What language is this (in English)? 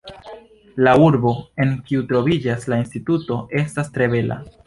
Esperanto